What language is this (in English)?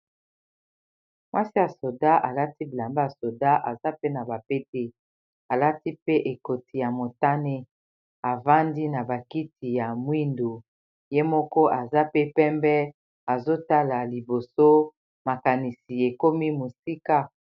Lingala